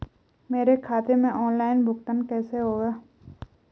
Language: Hindi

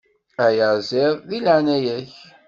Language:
Kabyle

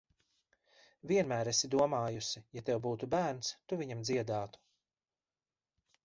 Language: Latvian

